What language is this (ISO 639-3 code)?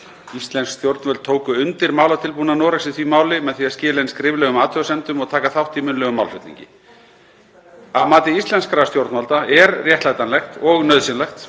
isl